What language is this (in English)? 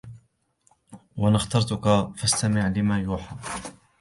Arabic